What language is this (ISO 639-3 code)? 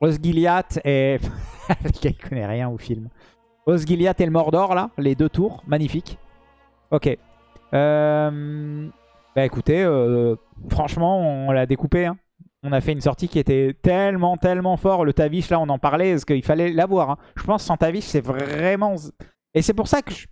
fra